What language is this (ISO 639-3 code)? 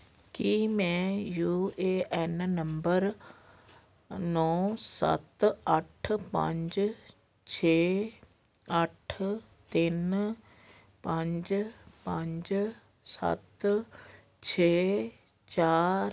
pan